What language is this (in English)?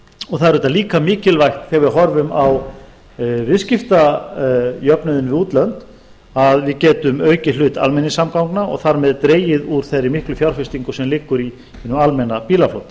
Icelandic